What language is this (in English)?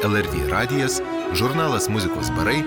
Lithuanian